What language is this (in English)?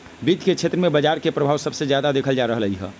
Magahi